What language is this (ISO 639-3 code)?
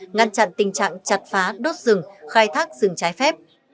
vie